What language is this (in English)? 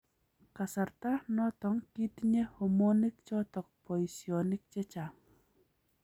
Kalenjin